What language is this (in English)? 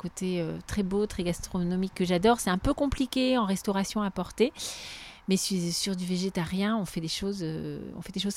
French